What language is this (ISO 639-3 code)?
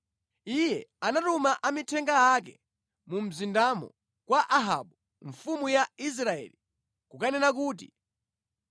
nya